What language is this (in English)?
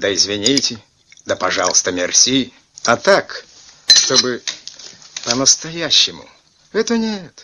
Russian